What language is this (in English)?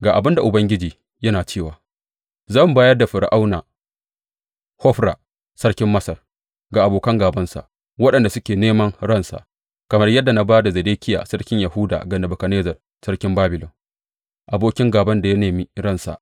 Hausa